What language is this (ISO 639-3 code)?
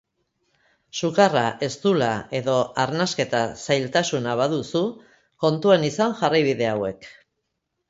eus